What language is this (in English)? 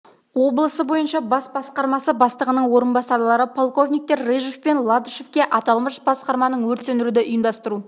Kazakh